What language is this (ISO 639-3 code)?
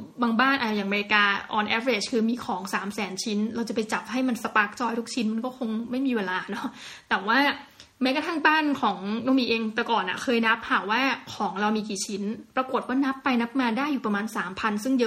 tha